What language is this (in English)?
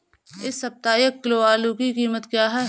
Hindi